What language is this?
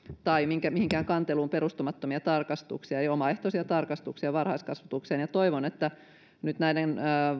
Finnish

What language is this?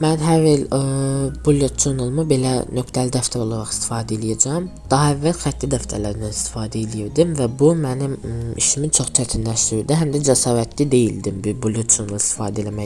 Turkish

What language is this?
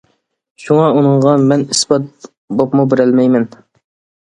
Uyghur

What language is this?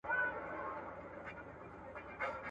Pashto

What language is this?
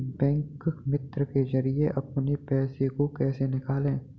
Hindi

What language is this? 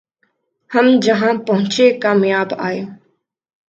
Urdu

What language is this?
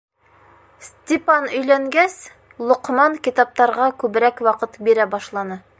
Bashkir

